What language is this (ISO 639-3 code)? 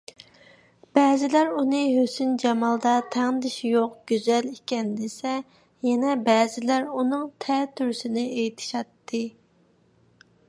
uig